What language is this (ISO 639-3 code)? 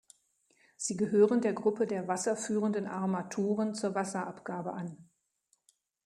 deu